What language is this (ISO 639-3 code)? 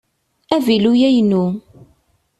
kab